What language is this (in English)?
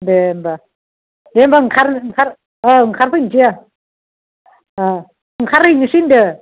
Bodo